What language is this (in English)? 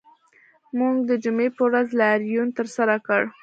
Pashto